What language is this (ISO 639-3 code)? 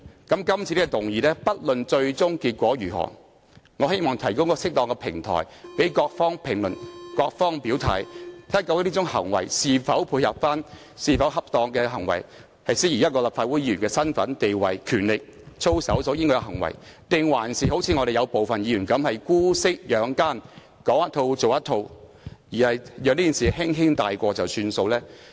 yue